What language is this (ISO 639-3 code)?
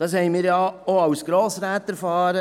gsw